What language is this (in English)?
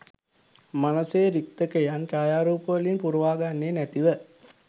Sinhala